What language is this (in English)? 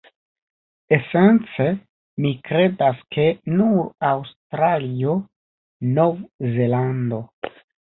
Esperanto